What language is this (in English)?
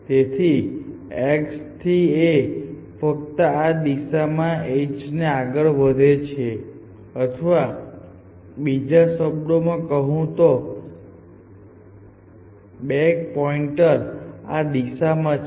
Gujarati